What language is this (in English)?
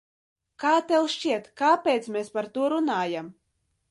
Latvian